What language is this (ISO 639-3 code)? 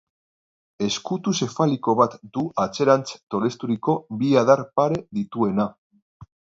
eus